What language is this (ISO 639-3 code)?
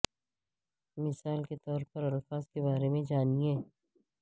urd